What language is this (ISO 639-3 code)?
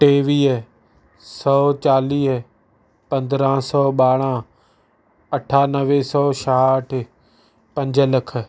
snd